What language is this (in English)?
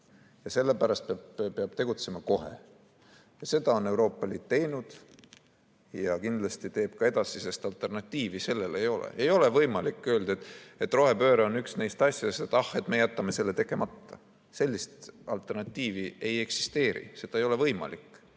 Estonian